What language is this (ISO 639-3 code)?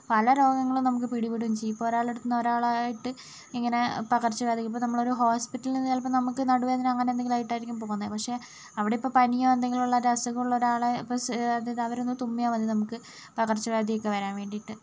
mal